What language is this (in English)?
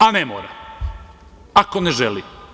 Serbian